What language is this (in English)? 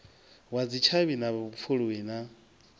Venda